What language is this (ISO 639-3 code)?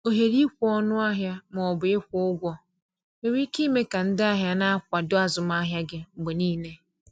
ibo